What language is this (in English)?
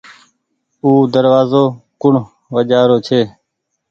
Goaria